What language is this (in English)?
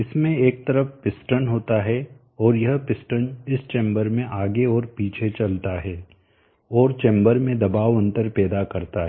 Hindi